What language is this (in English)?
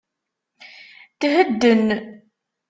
Kabyle